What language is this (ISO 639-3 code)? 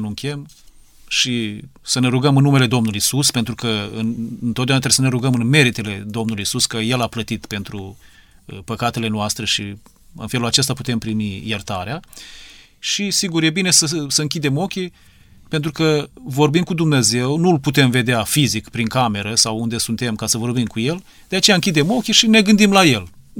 ron